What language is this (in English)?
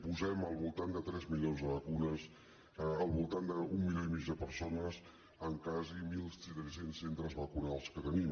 Catalan